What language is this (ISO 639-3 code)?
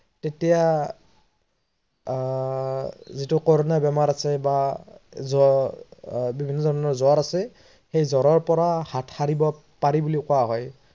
asm